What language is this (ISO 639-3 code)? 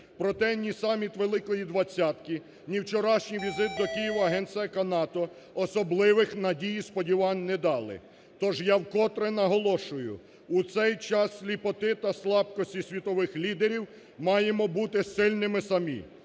ukr